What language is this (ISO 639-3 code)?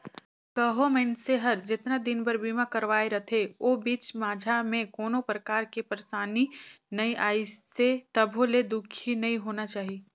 hne